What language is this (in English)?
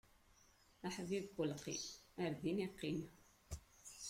Kabyle